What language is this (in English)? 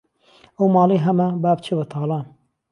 Central Kurdish